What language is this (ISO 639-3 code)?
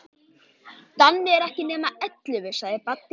isl